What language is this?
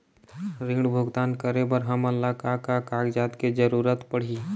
Chhattisgarhi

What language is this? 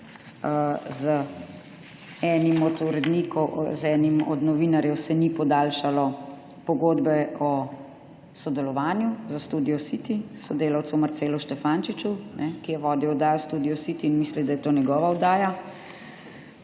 Slovenian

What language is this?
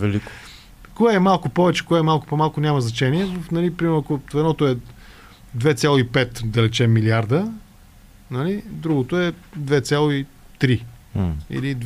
Bulgarian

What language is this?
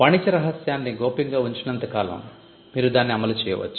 Telugu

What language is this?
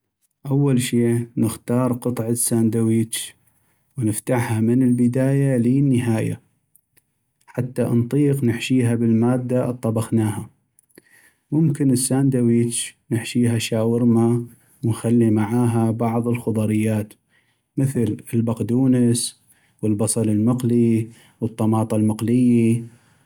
North Mesopotamian Arabic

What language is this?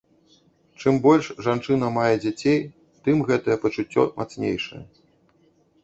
Belarusian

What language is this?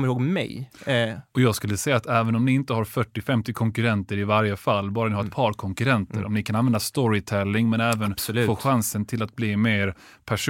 Swedish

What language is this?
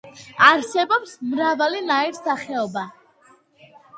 Georgian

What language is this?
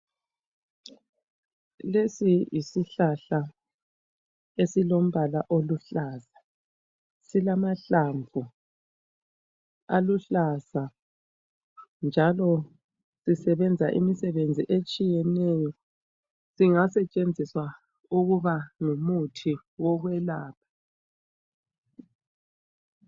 North Ndebele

